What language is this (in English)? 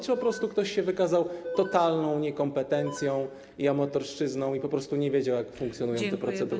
Polish